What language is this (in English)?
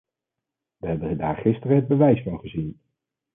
Dutch